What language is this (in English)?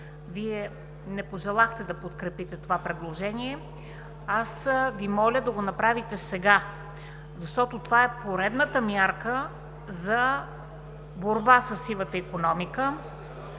Bulgarian